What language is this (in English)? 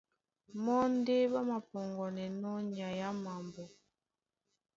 Duala